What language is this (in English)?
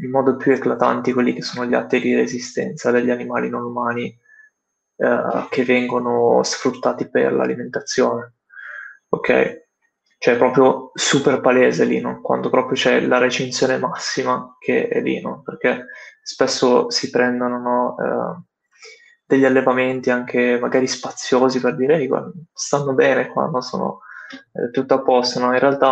Italian